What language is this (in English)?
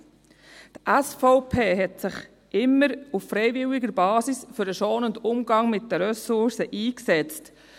Swiss German